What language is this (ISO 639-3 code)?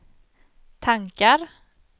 swe